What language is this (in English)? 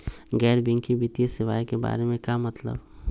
Magahi